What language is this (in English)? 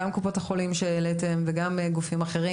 Hebrew